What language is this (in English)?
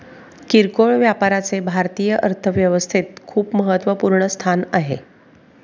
Marathi